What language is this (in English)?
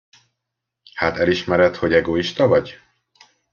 Hungarian